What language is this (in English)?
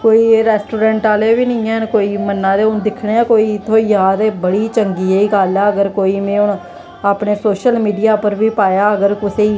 Dogri